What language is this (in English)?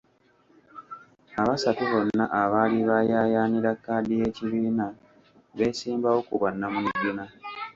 Ganda